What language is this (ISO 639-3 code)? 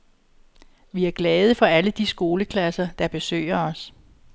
dan